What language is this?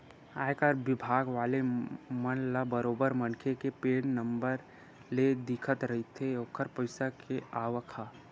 Chhattisgarhi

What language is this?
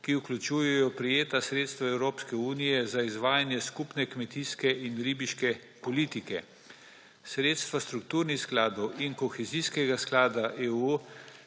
Slovenian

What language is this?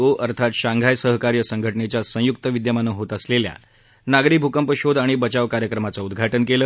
Marathi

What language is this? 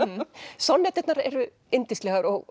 Icelandic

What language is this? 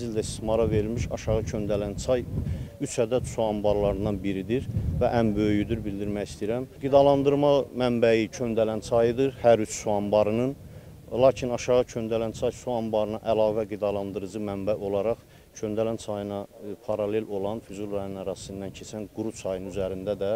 Turkish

